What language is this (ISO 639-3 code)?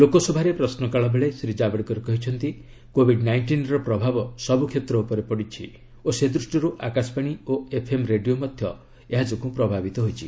ori